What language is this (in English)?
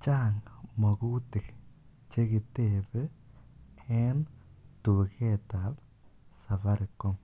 Kalenjin